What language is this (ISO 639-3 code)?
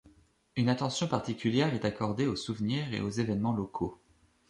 fra